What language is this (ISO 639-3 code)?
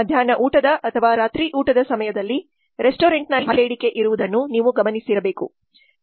kan